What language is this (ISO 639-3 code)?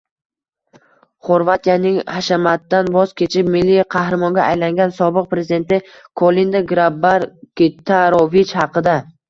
uzb